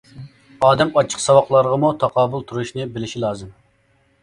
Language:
Uyghur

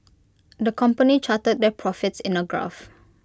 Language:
English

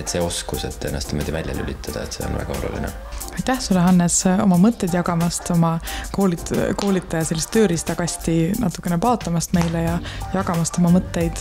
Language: Finnish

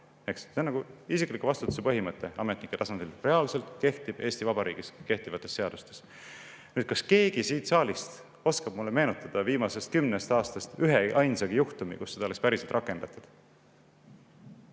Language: Estonian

